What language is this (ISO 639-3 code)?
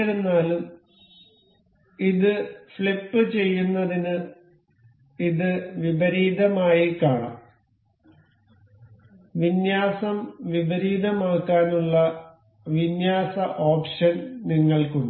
mal